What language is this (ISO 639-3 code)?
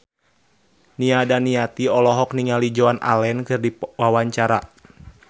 sun